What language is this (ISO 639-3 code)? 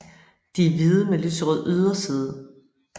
dan